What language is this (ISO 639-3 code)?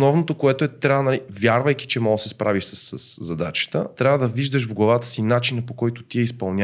bul